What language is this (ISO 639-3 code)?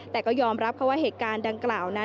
tha